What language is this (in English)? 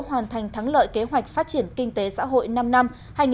Vietnamese